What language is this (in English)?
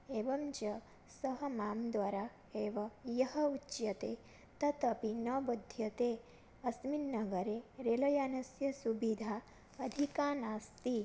Sanskrit